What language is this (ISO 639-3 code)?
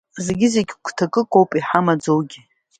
abk